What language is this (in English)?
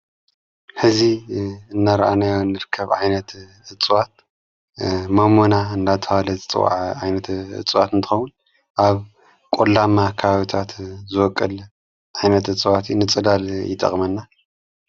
Tigrinya